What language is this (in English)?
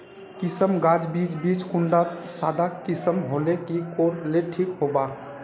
Magahi